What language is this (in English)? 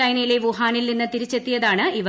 Malayalam